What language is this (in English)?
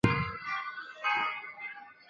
Chinese